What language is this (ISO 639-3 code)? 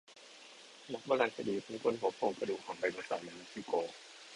tha